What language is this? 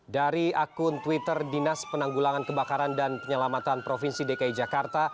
Indonesian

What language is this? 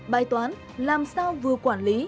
Vietnamese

